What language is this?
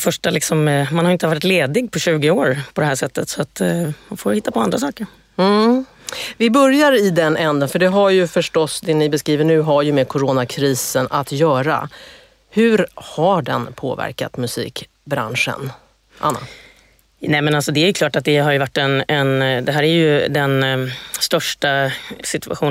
Swedish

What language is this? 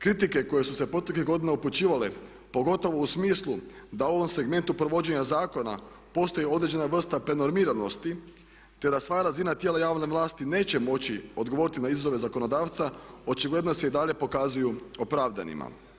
Croatian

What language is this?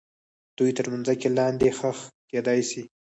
Pashto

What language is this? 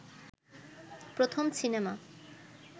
Bangla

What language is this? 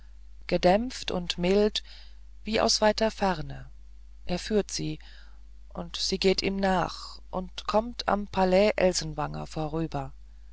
German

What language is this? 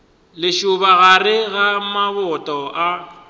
Northern Sotho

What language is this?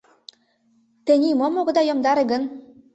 Mari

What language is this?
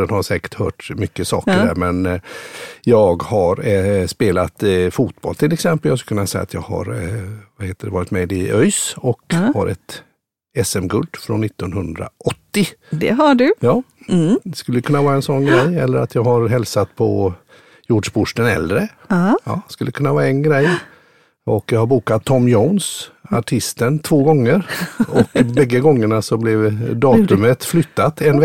Swedish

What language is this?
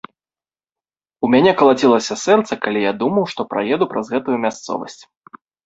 Belarusian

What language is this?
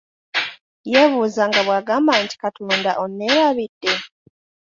Ganda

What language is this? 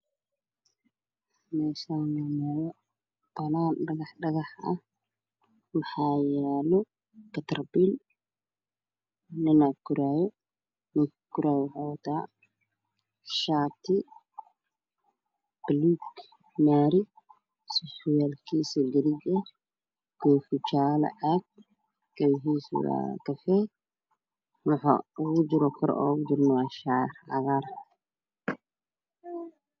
Somali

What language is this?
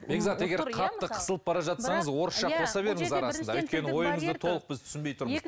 Kazakh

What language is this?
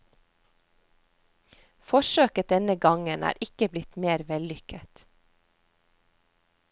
Norwegian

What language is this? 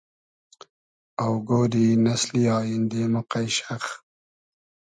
Hazaragi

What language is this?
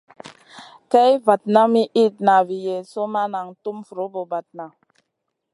Masana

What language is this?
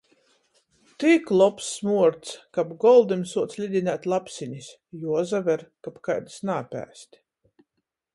Latgalian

